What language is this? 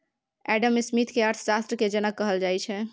Maithili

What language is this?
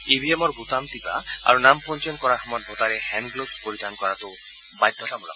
Assamese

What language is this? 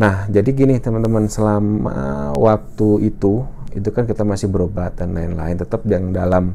Indonesian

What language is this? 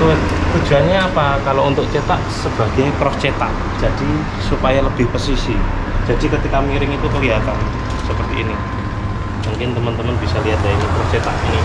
Indonesian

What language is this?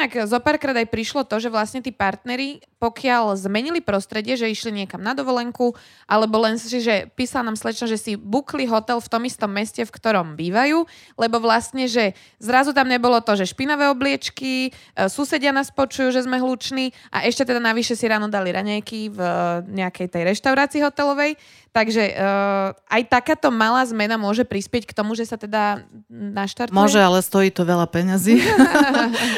Slovak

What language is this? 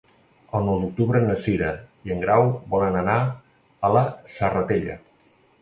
Catalan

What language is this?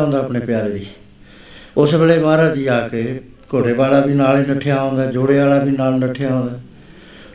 Punjabi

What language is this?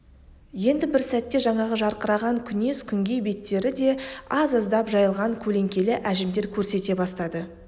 Kazakh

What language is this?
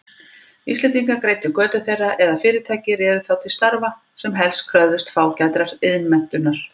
Icelandic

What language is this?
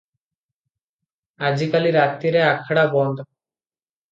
Odia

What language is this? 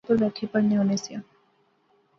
Pahari-Potwari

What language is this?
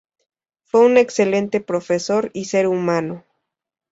Spanish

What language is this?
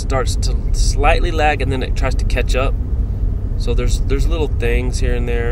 English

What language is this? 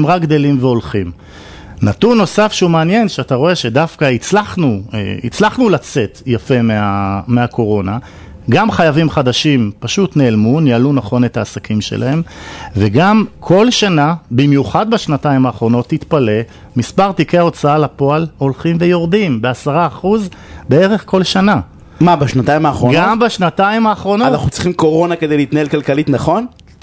Hebrew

